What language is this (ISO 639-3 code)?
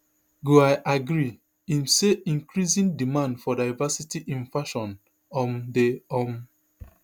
pcm